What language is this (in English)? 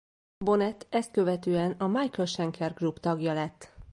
Hungarian